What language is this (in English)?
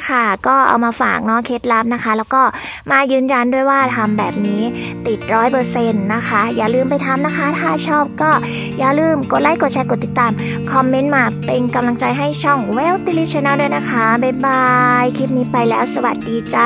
Thai